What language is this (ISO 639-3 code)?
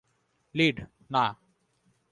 ben